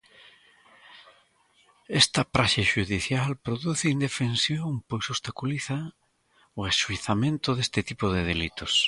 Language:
Galician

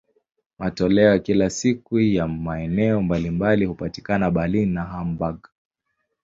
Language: Swahili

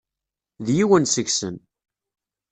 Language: Kabyle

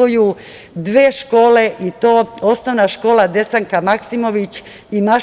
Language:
Serbian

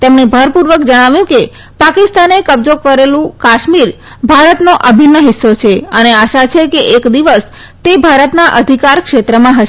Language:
Gujarati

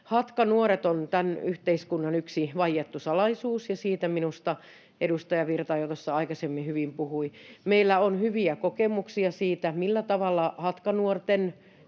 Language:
Finnish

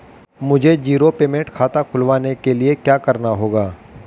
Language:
Hindi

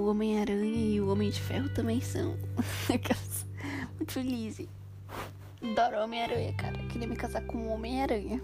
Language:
Portuguese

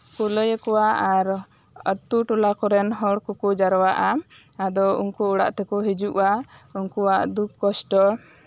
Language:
Santali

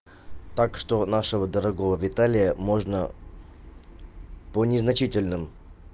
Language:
Russian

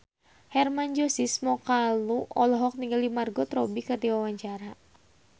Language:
Sundanese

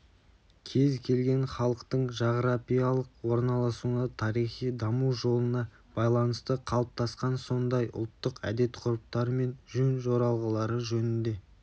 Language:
Kazakh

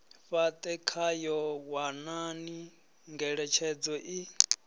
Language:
Venda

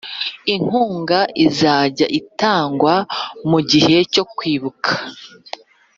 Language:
Kinyarwanda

